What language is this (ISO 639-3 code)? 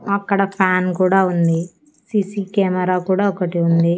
tel